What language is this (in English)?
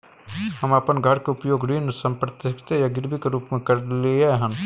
Maithili